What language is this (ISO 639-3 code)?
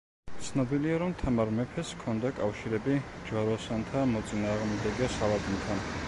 kat